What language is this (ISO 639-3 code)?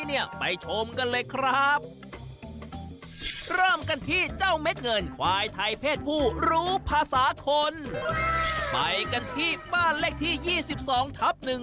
tha